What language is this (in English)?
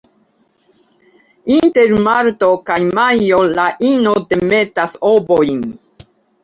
Esperanto